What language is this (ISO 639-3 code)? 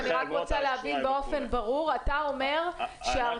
heb